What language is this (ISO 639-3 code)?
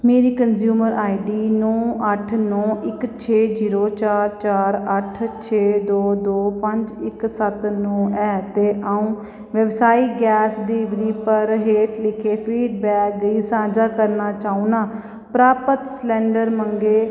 doi